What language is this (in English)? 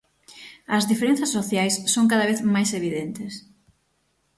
Galician